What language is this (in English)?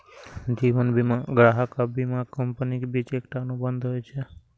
Maithili